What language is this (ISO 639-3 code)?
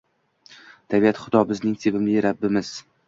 uzb